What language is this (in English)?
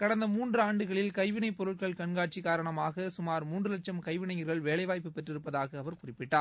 Tamil